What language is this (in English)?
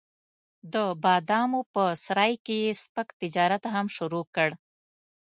Pashto